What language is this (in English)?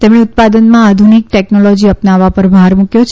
Gujarati